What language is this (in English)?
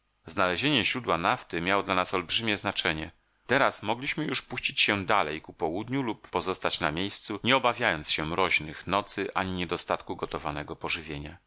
Polish